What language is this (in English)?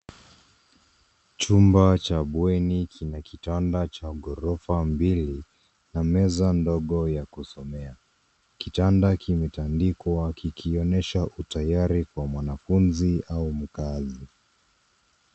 Swahili